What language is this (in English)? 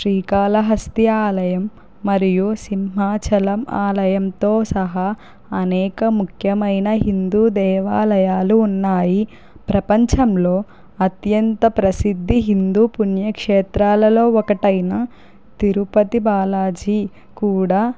Telugu